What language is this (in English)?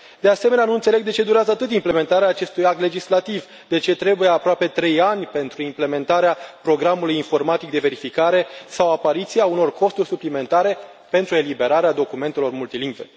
Romanian